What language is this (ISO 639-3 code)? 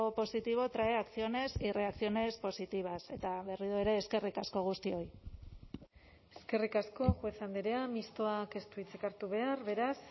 eus